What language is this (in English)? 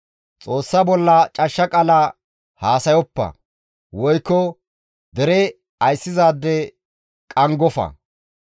Gamo